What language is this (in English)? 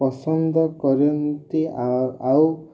Odia